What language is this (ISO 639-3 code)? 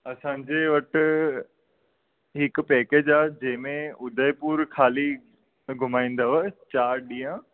snd